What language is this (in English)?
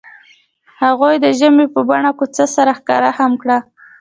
Pashto